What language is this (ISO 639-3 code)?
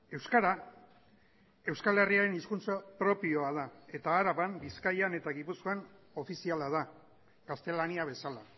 eus